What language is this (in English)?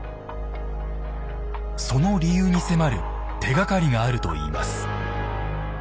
Japanese